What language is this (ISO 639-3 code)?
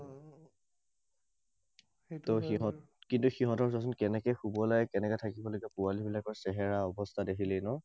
asm